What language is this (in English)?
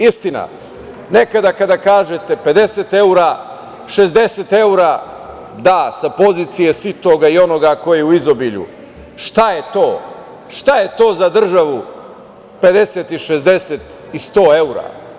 Serbian